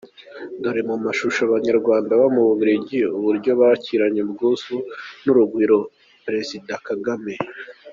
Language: Kinyarwanda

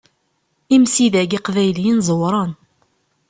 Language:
Kabyle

